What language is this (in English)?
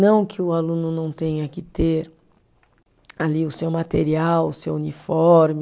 Portuguese